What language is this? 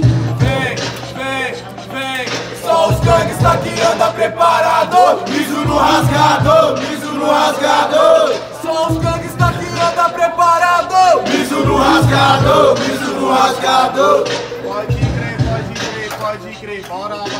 Portuguese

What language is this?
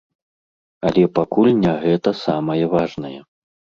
Belarusian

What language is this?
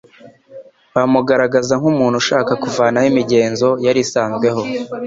Kinyarwanda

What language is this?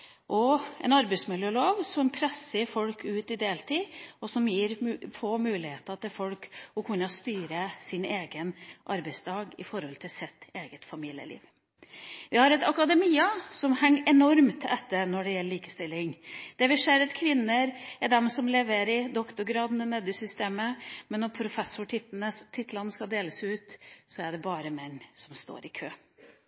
Norwegian Bokmål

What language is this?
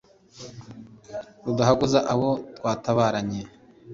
Kinyarwanda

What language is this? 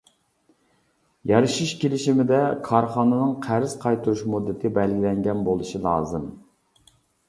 Uyghur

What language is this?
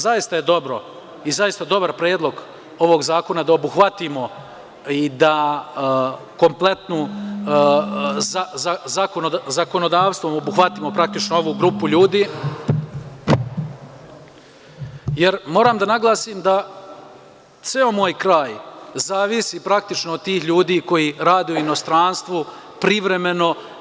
Serbian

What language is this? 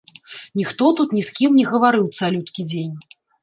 Belarusian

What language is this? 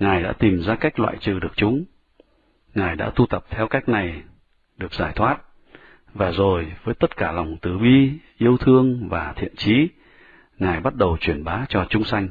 Vietnamese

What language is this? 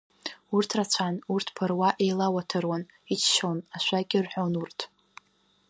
Abkhazian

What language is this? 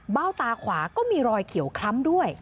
Thai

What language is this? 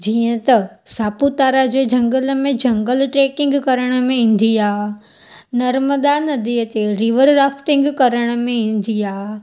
Sindhi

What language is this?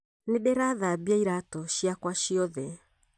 Kikuyu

